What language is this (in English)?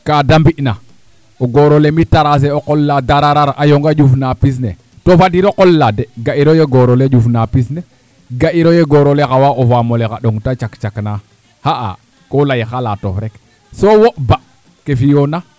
Serer